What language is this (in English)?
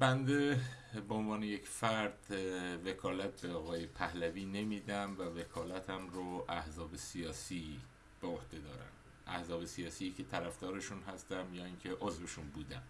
Persian